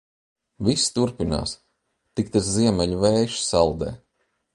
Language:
Latvian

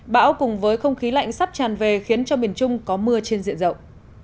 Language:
Vietnamese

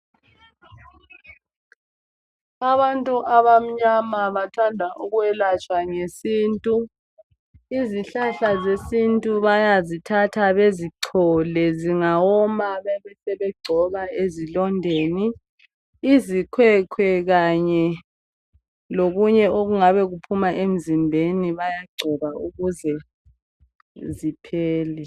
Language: North Ndebele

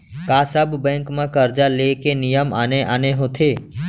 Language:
Chhattisgarhi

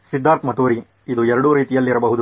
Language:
Kannada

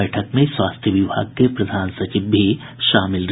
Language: Hindi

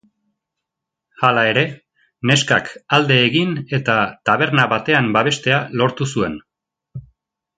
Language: Basque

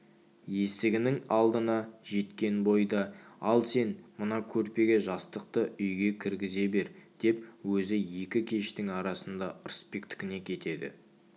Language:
Kazakh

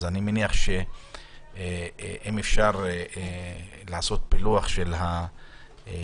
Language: Hebrew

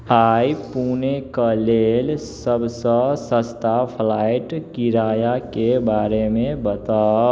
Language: Maithili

